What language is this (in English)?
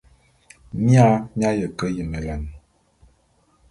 Bulu